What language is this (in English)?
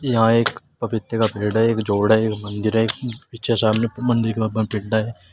Hindi